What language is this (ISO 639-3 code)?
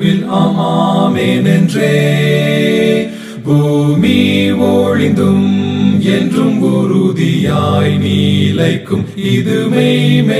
ron